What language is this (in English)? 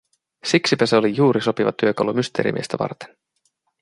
Finnish